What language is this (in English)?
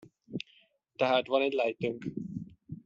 Hungarian